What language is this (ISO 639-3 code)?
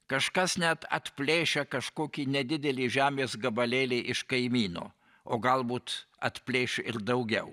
lit